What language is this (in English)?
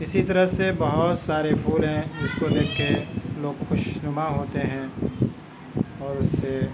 Urdu